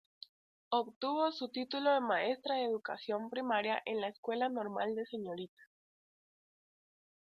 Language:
Spanish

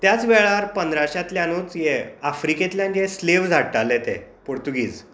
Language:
Konkani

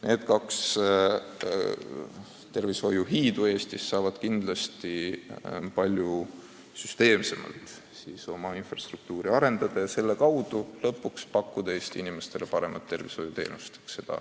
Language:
Estonian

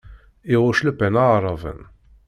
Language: Kabyle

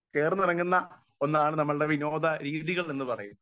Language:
Malayalam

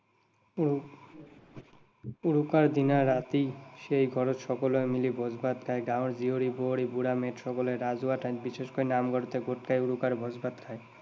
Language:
Assamese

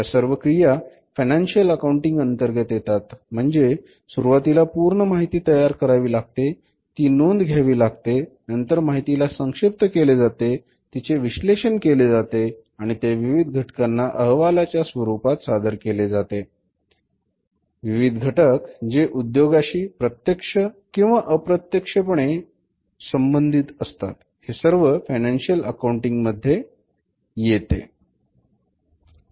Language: Marathi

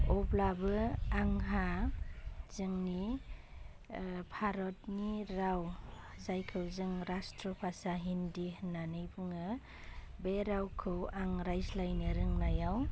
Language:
Bodo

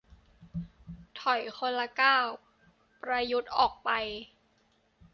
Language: Thai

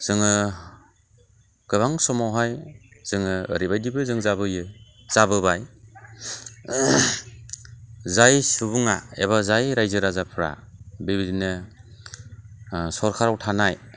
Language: Bodo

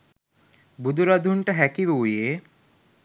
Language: Sinhala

